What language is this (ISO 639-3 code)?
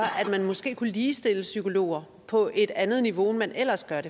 dan